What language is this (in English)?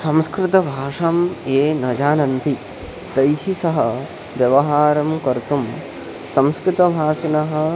Sanskrit